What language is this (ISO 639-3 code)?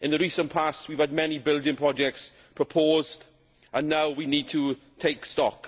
eng